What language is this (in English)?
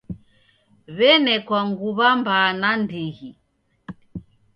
Taita